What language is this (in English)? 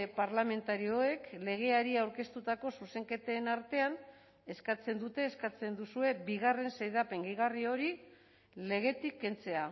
Basque